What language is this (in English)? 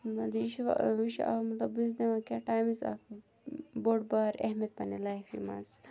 Kashmiri